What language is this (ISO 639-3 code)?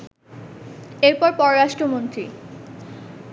ben